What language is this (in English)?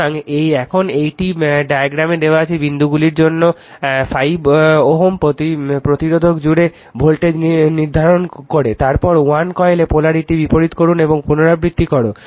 Bangla